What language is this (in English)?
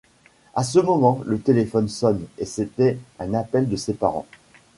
French